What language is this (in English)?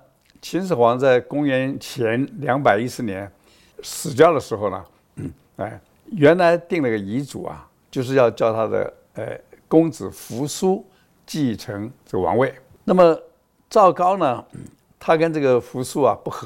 Chinese